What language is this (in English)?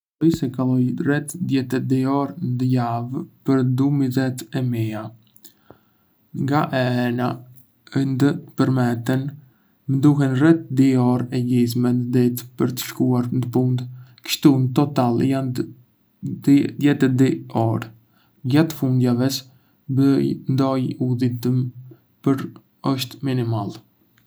Arbëreshë Albanian